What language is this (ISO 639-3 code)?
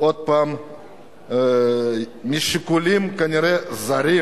heb